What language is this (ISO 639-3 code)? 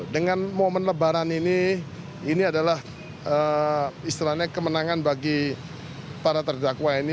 ind